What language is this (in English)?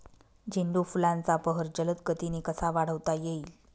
Marathi